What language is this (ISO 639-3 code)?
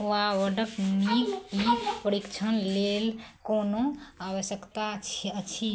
mai